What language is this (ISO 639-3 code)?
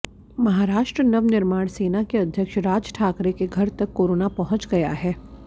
hin